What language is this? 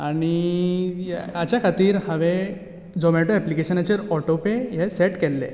Konkani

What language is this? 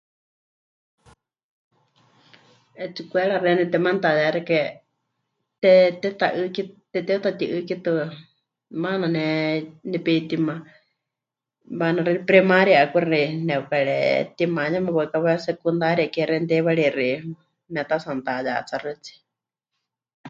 Huichol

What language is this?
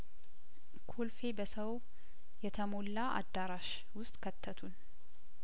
Amharic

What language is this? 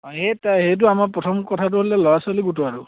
Assamese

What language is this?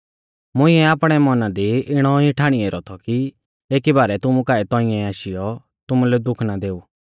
Mahasu Pahari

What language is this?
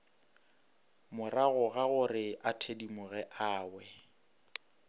Northern Sotho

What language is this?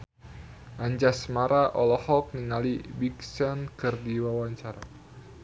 Sundanese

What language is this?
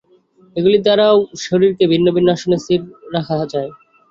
Bangla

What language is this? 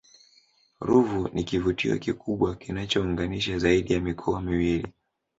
Swahili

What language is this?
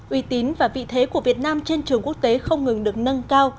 Vietnamese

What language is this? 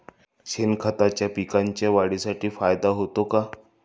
Marathi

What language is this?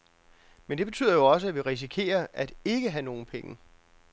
Danish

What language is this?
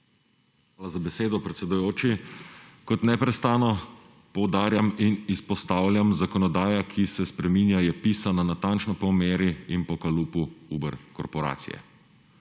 Slovenian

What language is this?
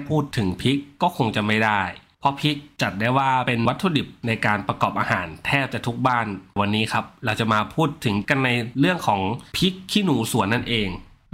Thai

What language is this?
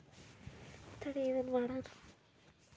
Kannada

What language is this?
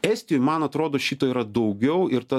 Lithuanian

